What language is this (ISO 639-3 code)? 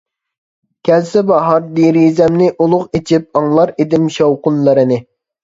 uig